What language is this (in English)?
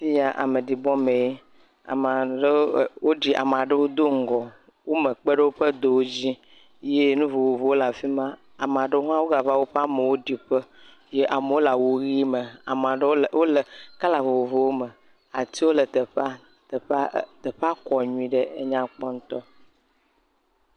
Ewe